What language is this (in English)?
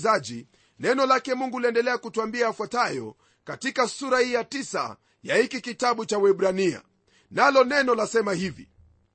Swahili